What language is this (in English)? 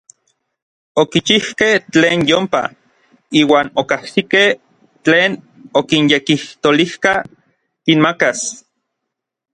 Orizaba Nahuatl